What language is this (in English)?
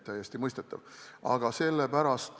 Estonian